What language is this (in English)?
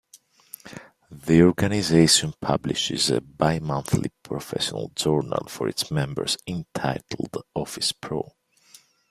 English